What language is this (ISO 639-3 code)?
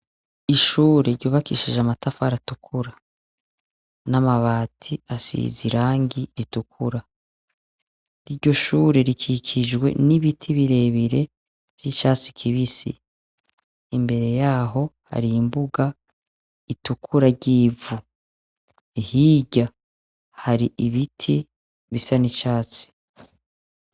run